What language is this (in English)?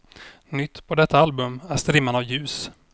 Swedish